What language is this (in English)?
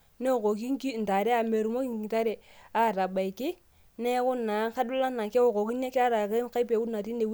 Masai